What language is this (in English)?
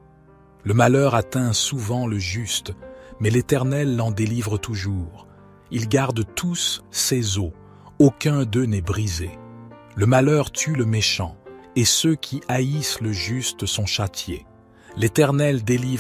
French